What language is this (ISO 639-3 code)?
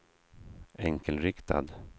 swe